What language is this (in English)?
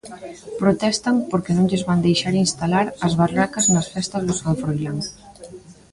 Galician